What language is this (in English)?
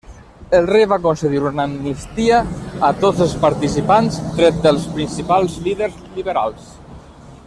Catalan